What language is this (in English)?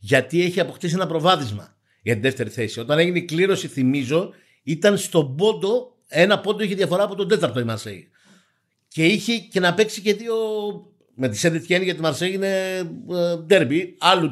Greek